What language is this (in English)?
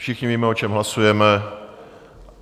Czech